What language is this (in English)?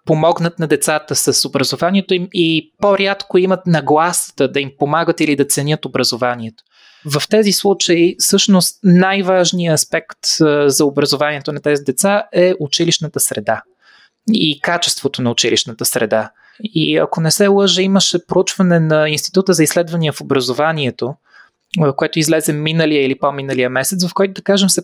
Bulgarian